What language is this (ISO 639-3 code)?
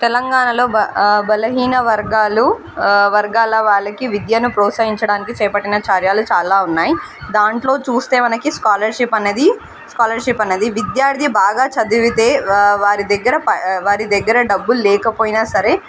tel